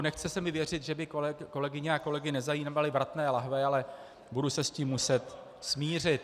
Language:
Czech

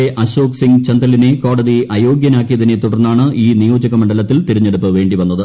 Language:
Malayalam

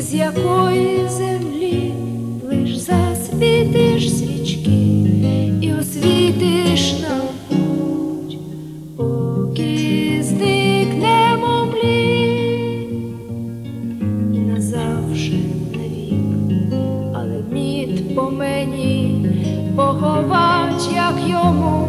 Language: Ukrainian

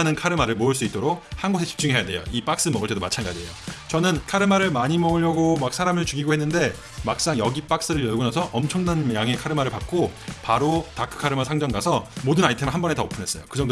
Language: Korean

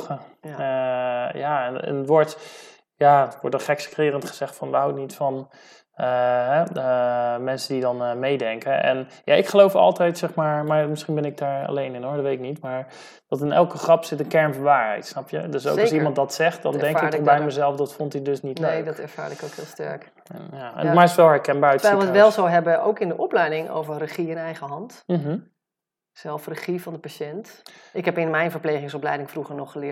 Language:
Dutch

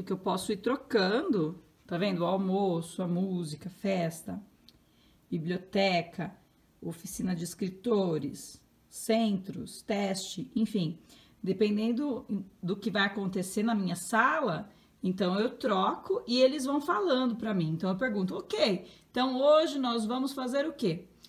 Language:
Portuguese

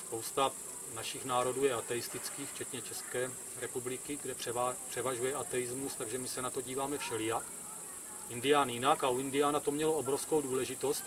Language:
Czech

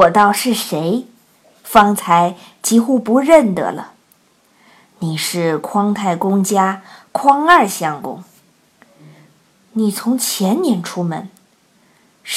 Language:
Chinese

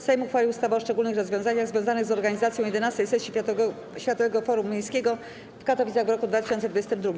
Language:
Polish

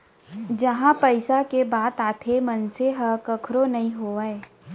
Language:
Chhattisgarhi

